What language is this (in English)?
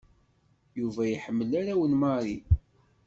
Kabyle